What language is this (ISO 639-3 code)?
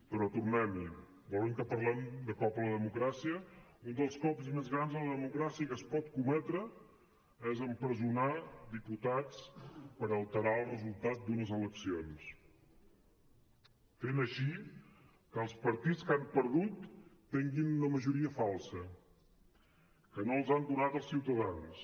cat